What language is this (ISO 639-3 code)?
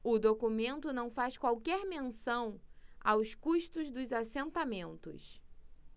por